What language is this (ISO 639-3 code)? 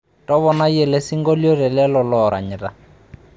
mas